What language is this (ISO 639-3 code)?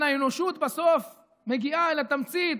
heb